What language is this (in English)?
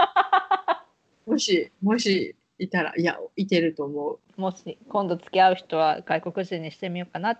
Japanese